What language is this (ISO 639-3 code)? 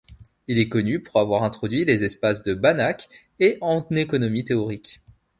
fra